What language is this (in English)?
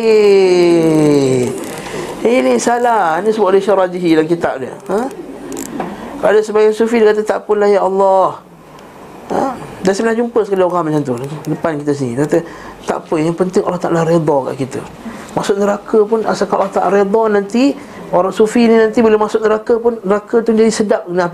Malay